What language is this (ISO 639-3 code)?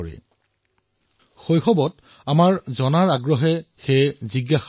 asm